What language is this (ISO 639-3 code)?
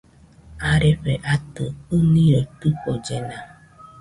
hux